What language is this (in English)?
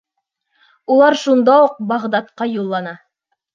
Bashkir